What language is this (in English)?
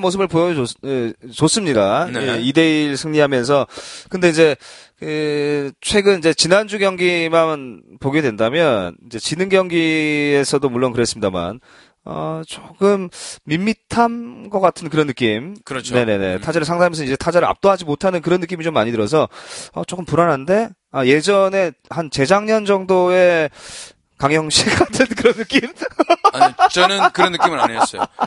Korean